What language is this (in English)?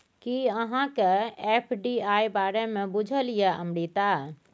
Maithili